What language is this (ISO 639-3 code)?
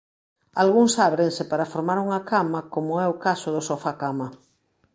glg